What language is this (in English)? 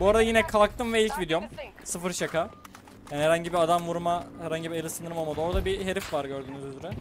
Turkish